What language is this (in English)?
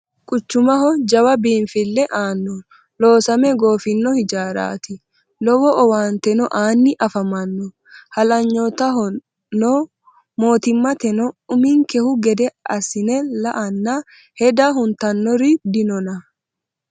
Sidamo